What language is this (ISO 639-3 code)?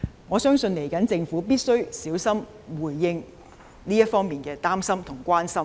yue